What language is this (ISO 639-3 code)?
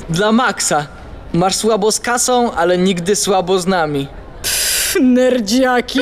pol